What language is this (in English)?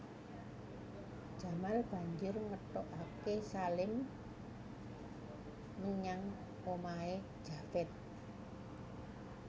Javanese